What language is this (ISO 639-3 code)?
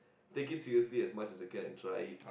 eng